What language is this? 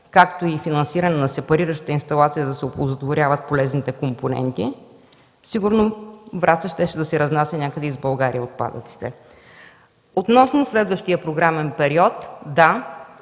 Bulgarian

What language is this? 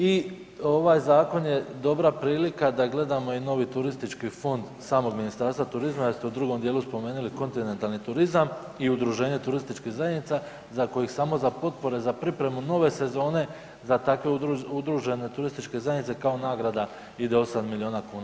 Croatian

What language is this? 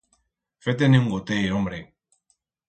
Aragonese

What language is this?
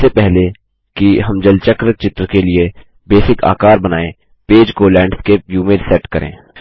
Hindi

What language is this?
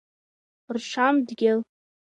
Abkhazian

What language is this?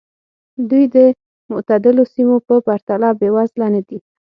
Pashto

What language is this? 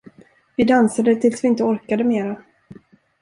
Swedish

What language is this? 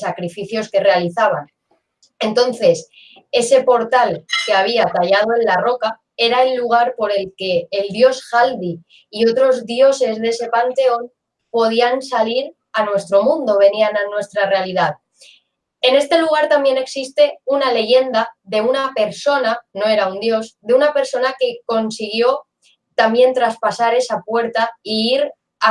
Spanish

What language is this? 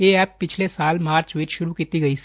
Punjabi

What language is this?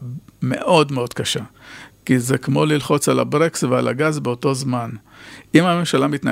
Hebrew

